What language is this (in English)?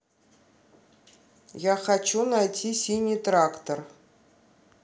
Russian